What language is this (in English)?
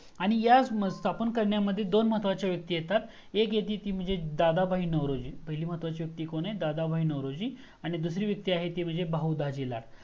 Marathi